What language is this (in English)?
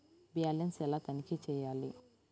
Telugu